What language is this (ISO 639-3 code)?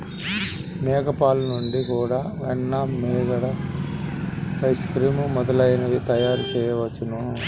tel